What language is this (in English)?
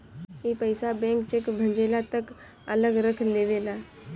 Bhojpuri